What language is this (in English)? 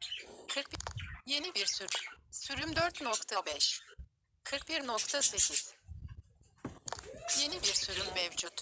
Turkish